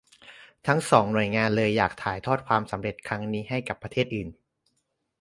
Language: Thai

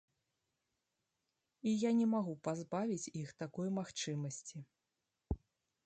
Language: Belarusian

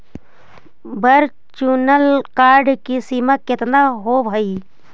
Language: Magahi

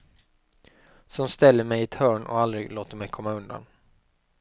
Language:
Swedish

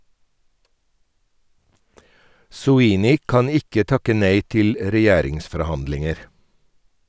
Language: Norwegian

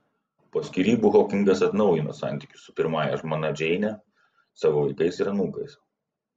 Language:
Lithuanian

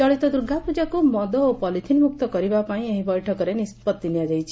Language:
Odia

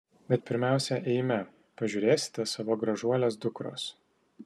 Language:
Lithuanian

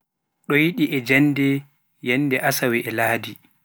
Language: Pular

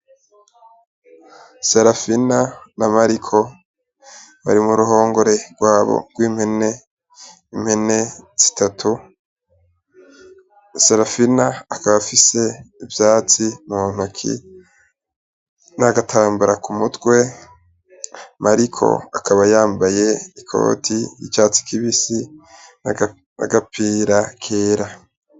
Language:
Rundi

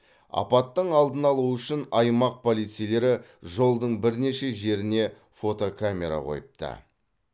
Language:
Kazakh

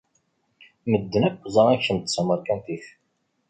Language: Kabyle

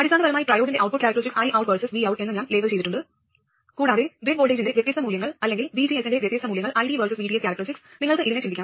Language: Malayalam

